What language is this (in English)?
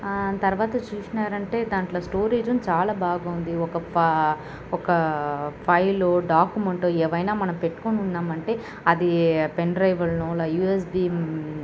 Telugu